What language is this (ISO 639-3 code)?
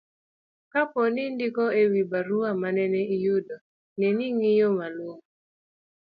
luo